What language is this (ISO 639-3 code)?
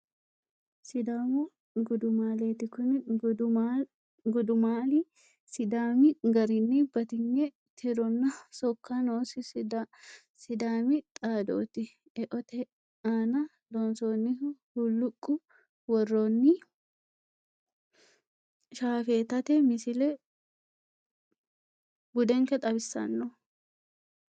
sid